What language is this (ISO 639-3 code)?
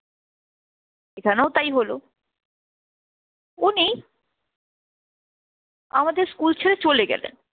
ben